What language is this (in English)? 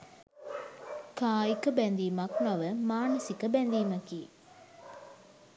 Sinhala